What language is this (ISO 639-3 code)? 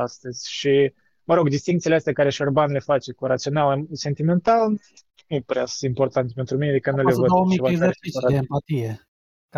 ron